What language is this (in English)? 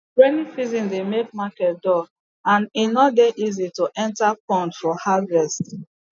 Nigerian Pidgin